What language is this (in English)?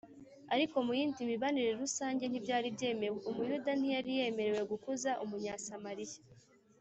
Kinyarwanda